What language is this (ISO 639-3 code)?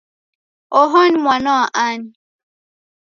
dav